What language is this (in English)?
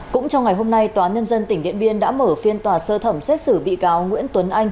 Vietnamese